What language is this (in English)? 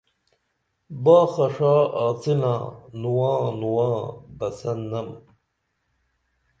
Dameli